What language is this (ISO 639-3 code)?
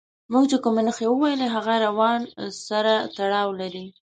pus